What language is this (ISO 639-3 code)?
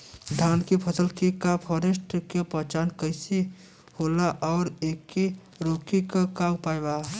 bho